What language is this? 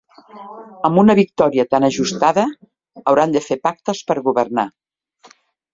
Catalan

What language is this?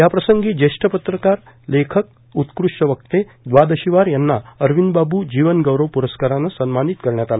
Marathi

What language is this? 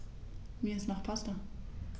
German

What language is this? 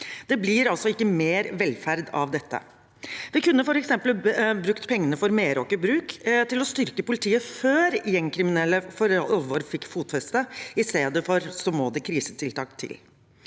Norwegian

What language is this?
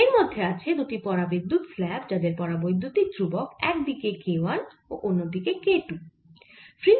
Bangla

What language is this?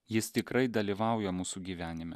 Lithuanian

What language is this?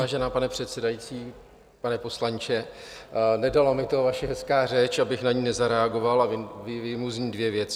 Czech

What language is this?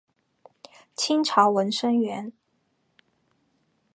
Chinese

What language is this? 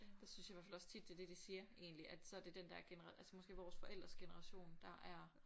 Danish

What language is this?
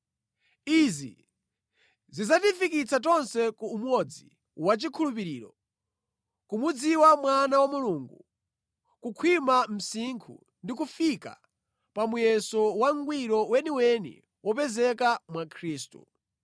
Nyanja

